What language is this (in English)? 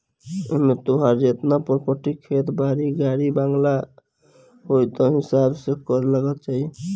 Bhojpuri